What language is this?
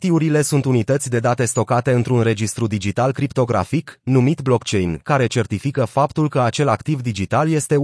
Romanian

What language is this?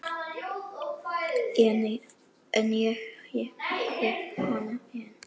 Icelandic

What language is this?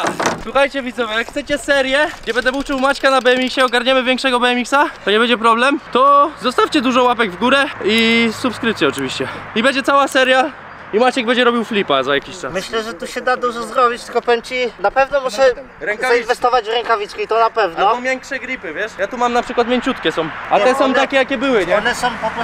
Polish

